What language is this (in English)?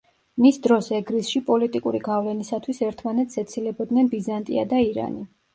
Georgian